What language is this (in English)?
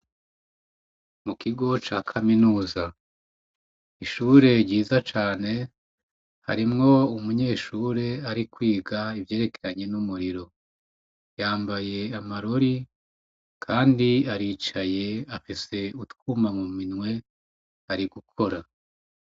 Rundi